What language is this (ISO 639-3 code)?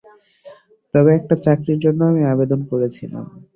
ben